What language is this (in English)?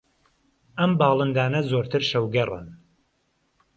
Central Kurdish